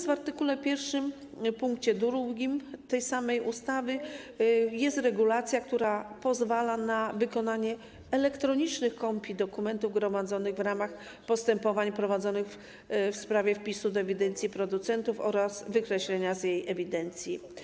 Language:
Polish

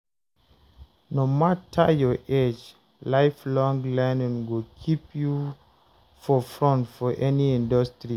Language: Nigerian Pidgin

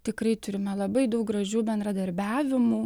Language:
Lithuanian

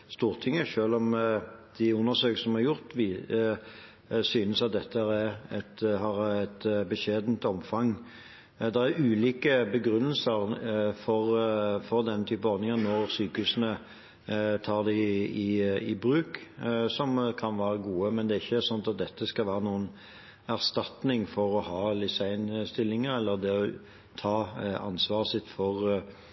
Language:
Norwegian Bokmål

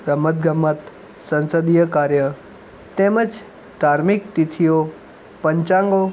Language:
Gujarati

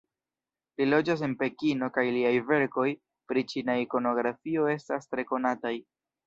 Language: Esperanto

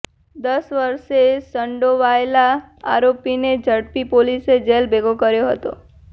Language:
Gujarati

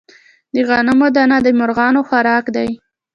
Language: Pashto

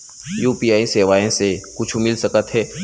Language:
Chhattisgarhi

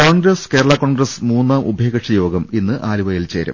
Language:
Malayalam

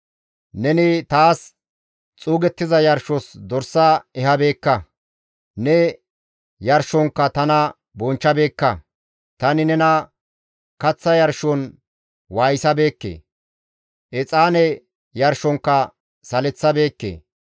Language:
Gamo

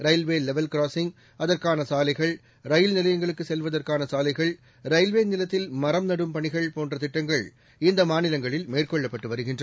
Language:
Tamil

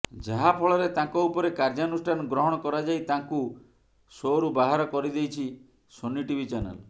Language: Odia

